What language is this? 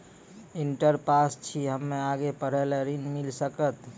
Maithili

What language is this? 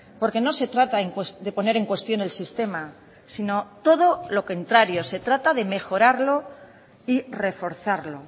Spanish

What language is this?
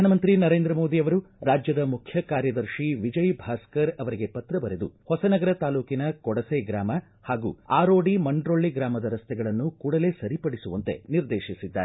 Kannada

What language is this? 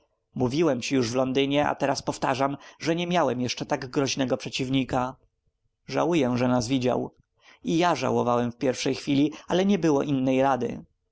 Polish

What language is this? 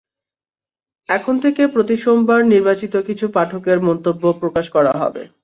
Bangla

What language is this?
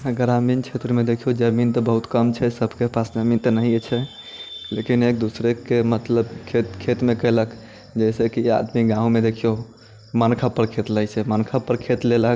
Maithili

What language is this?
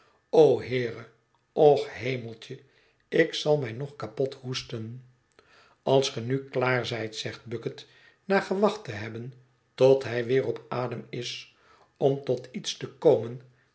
Dutch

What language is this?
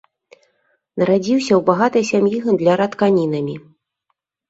Belarusian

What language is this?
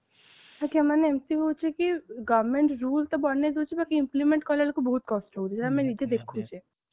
Odia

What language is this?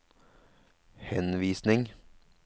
Norwegian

